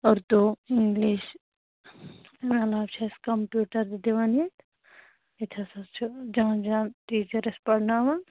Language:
Kashmiri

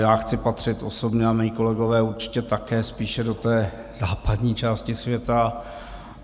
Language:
Czech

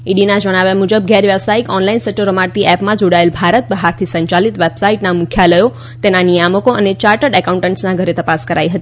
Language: Gujarati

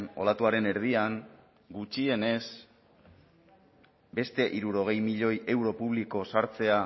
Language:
Basque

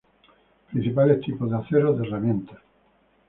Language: Spanish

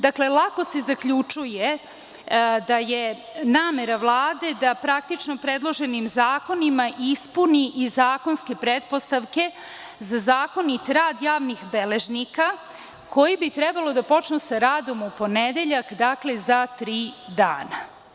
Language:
Serbian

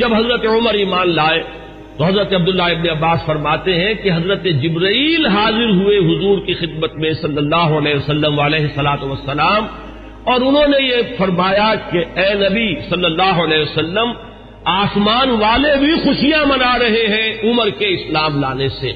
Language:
Urdu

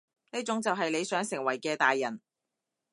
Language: Cantonese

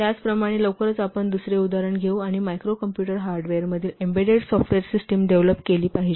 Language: Marathi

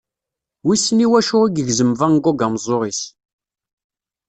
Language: Kabyle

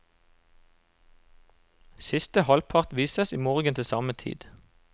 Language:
Norwegian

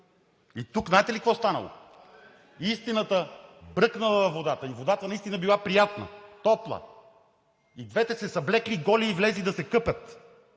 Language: Bulgarian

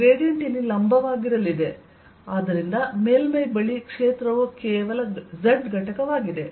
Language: Kannada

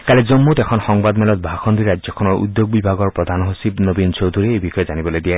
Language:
Assamese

